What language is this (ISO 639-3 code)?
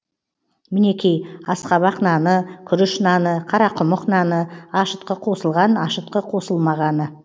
kaz